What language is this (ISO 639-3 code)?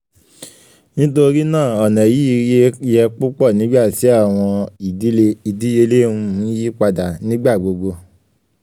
yor